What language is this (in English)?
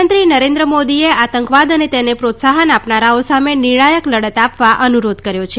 Gujarati